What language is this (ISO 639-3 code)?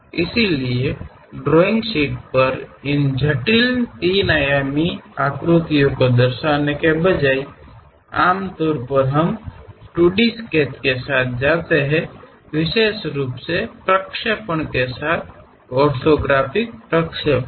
kan